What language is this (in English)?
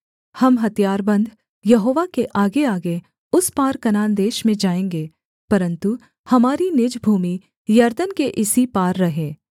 Hindi